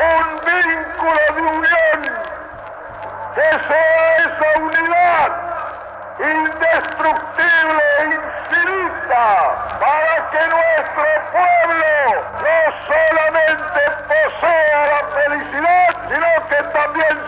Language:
Spanish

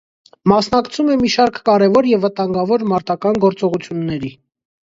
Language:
Armenian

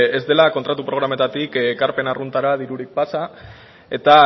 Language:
Basque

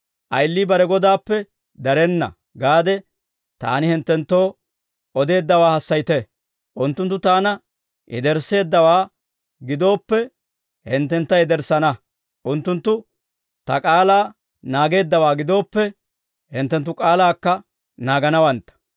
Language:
Dawro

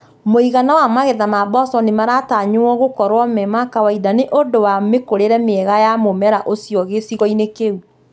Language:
Kikuyu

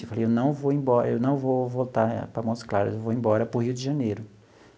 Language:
Portuguese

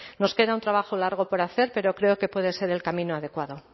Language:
Spanish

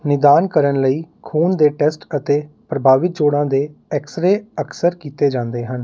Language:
Punjabi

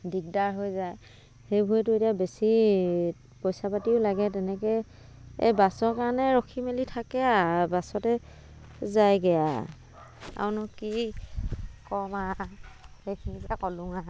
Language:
Assamese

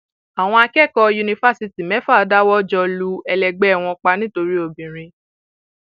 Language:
Yoruba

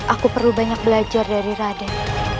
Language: Indonesian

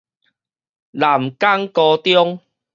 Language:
Min Nan Chinese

